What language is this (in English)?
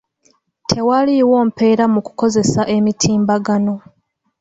Ganda